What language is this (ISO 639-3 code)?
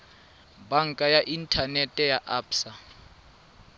tsn